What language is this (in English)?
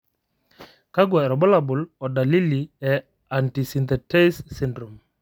Masai